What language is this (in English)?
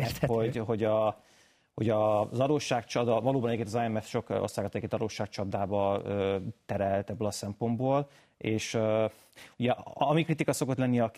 Hungarian